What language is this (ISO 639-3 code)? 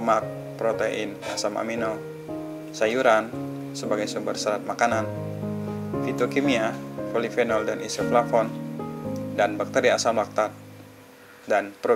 ind